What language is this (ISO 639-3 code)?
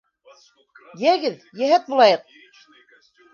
bak